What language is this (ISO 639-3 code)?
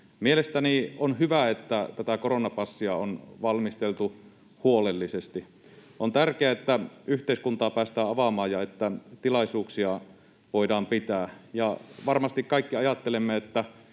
fin